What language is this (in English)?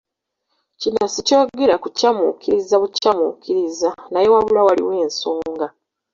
Ganda